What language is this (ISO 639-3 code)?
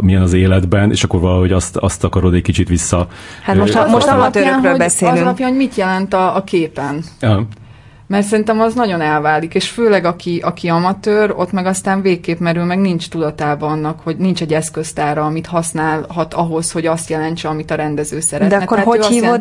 hun